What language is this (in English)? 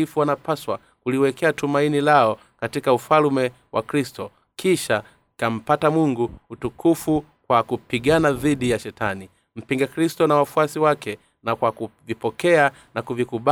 Swahili